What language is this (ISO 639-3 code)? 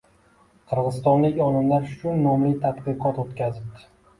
uzb